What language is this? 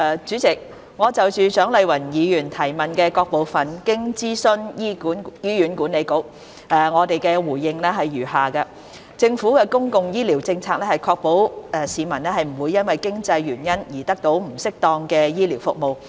Cantonese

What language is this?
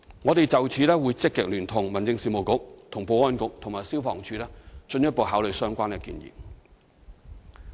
Cantonese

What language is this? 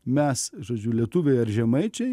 Lithuanian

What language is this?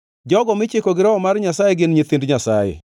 Luo (Kenya and Tanzania)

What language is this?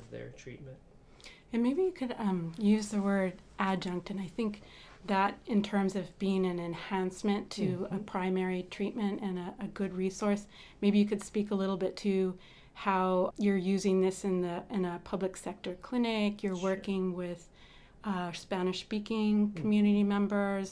English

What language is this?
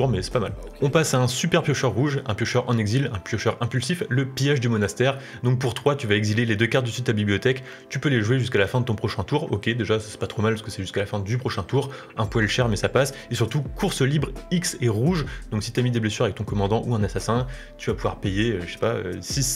French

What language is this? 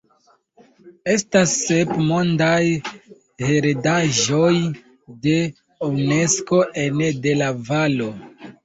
Esperanto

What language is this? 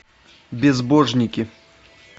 Russian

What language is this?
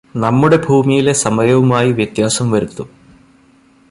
Malayalam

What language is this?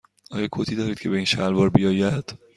Persian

